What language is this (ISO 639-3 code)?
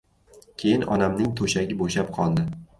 uzb